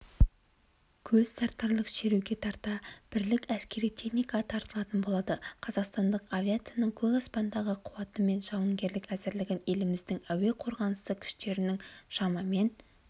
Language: Kazakh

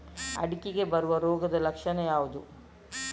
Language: Kannada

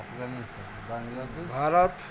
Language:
Odia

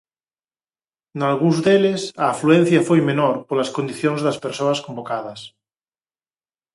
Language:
Galician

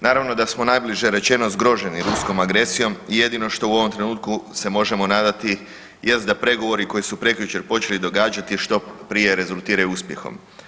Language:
Croatian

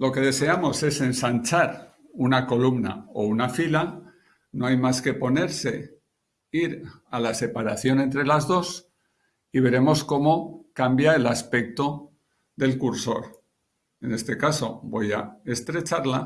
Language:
Spanish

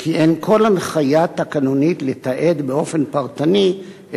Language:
Hebrew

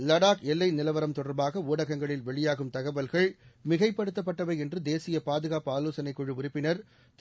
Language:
Tamil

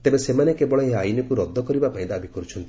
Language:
Odia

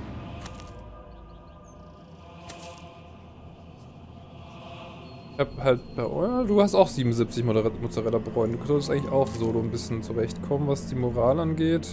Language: German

